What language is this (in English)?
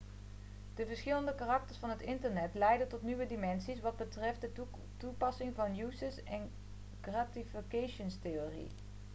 Dutch